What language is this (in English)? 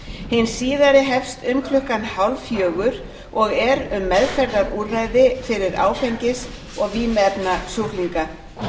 Icelandic